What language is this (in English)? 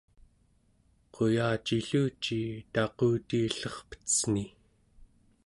Central Yupik